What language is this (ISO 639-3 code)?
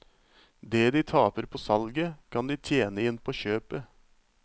nor